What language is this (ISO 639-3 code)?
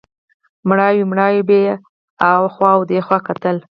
pus